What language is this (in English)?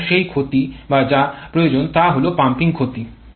Bangla